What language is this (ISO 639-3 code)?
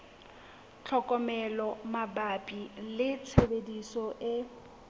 sot